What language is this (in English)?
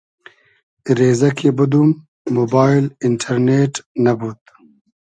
Hazaragi